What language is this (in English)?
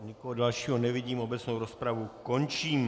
Czech